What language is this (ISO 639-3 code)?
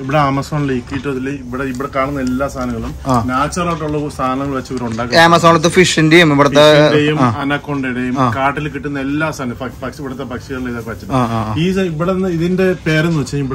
ind